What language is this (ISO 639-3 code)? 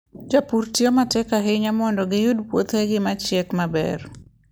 luo